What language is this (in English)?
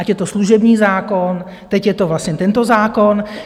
Czech